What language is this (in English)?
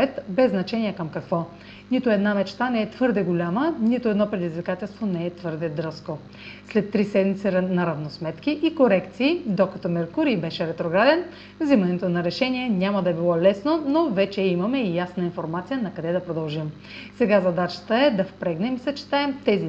Bulgarian